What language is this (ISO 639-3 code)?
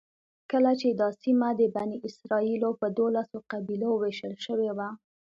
pus